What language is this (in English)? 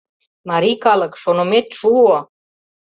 Mari